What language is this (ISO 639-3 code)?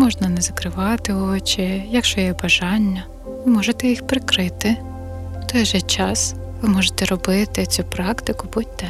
ukr